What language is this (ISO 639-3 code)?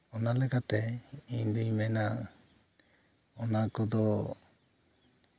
sat